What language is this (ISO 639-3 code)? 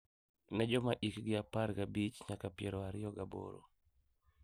luo